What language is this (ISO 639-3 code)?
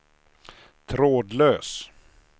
swe